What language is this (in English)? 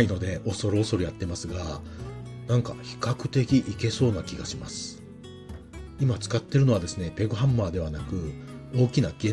Japanese